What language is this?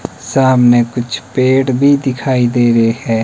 Hindi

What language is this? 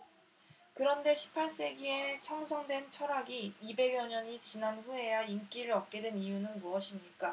Korean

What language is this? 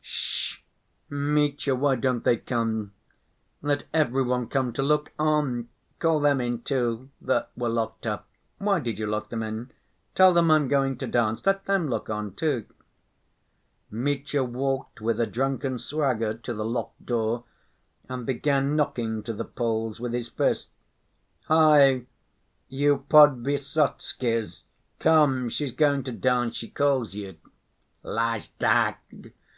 English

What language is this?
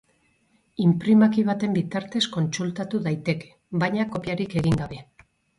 Basque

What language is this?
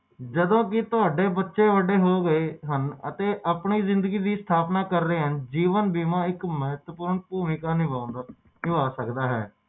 Punjabi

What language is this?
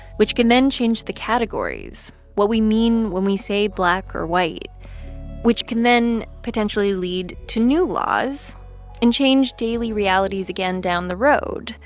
English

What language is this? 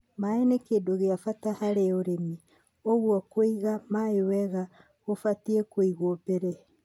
Kikuyu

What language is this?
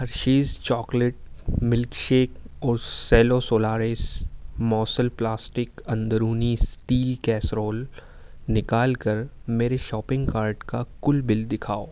Urdu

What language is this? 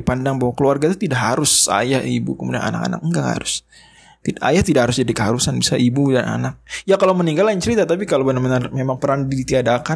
Indonesian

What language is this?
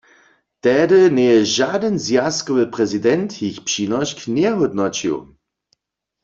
Upper Sorbian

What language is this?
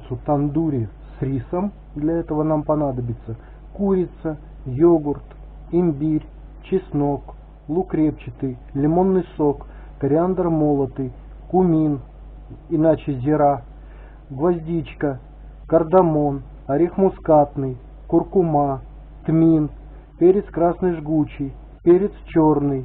Russian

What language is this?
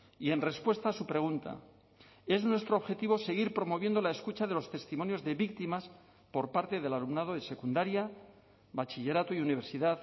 Spanish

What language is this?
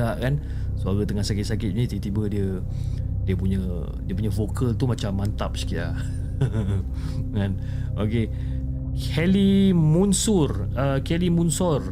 Malay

